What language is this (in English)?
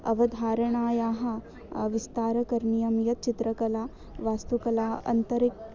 Sanskrit